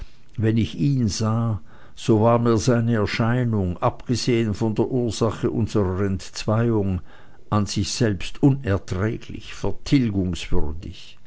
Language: German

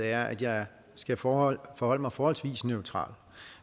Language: Danish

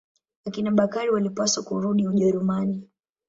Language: Swahili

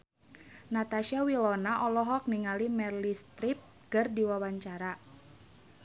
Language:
Sundanese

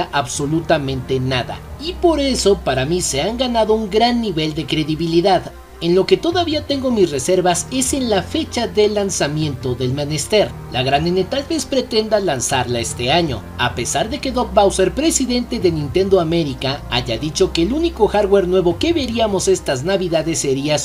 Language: Spanish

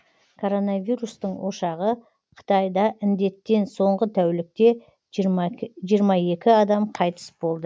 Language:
Kazakh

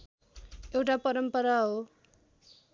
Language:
Nepali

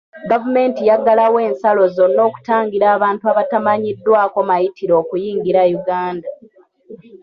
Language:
Ganda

